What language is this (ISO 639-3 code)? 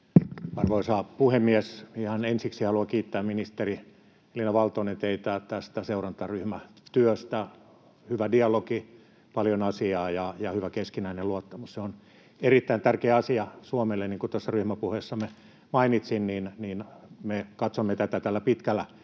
fin